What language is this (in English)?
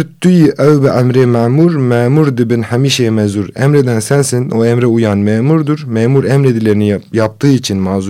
Turkish